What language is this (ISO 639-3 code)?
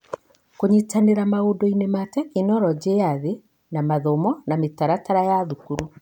kik